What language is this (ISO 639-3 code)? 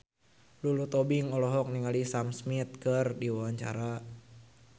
sun